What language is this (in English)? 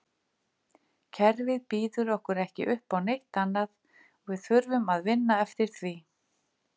Icelandic